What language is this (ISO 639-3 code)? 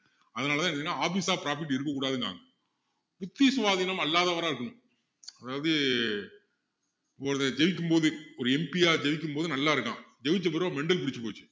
tam